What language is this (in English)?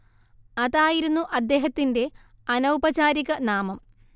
Malayalam